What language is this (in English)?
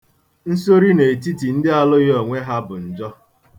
Igbo